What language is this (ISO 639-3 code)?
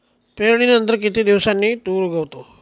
mar